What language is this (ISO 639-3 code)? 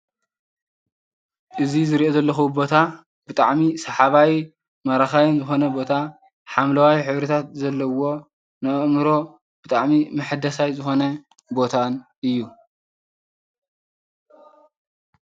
tir